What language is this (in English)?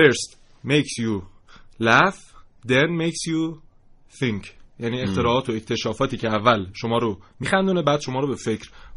Persian